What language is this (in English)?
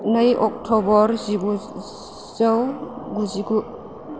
Bodo